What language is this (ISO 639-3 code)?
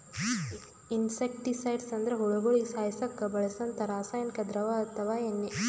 kan